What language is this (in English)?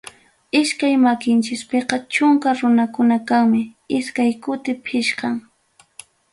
Ayacucho Quechua